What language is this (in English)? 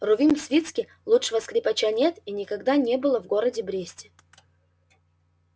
Russian